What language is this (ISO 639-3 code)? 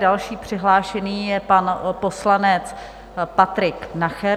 ces